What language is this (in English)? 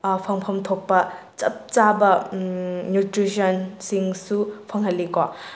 Manipuri